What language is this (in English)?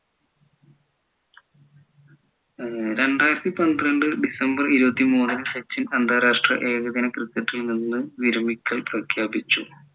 Malayalam